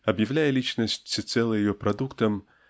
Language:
Russian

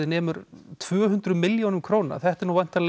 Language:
Icelandic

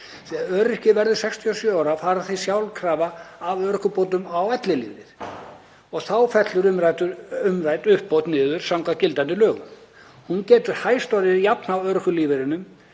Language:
Icelandic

